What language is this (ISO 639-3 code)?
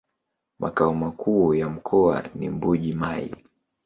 swa